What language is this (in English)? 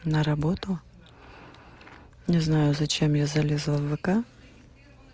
Russian